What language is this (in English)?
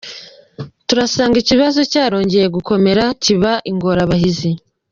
Kinyarwanda